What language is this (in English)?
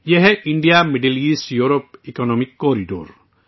Urdu